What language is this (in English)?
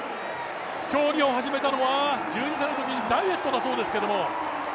Japanese